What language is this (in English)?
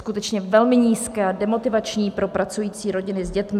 Czech